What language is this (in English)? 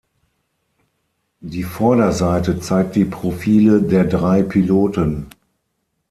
German